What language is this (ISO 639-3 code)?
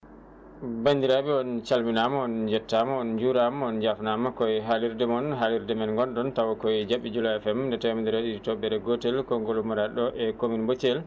ful